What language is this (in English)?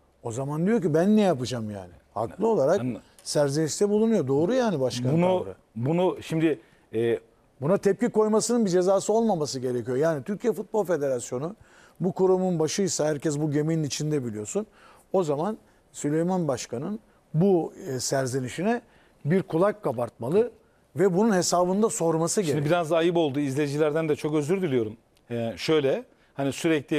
Turkish